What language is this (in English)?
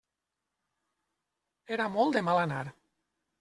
Catalan